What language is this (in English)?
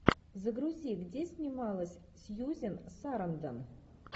Russian